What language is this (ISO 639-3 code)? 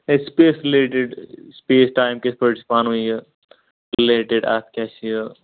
kas